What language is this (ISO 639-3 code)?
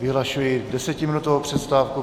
ces